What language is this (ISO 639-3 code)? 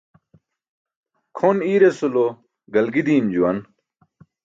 bsk